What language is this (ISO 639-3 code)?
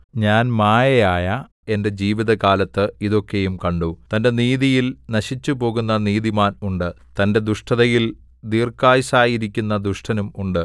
mal